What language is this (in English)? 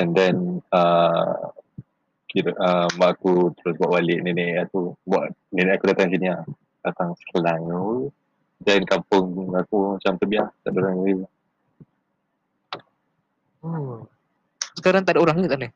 Malay